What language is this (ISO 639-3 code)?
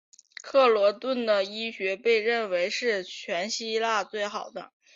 zho